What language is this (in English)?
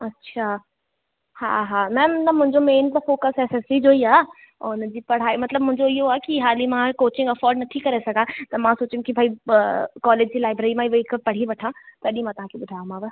Sindhi